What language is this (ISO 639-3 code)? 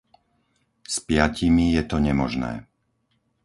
slk